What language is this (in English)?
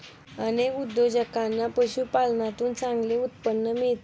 Marathi